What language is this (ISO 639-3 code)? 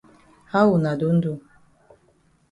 wes